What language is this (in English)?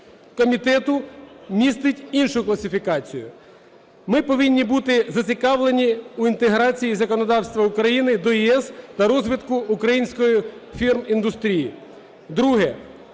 Ukrainian